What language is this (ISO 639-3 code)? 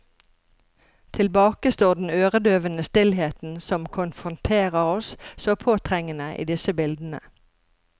nor